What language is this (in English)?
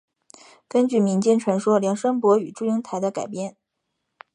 Chinese